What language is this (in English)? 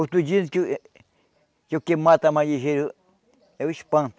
Portuguese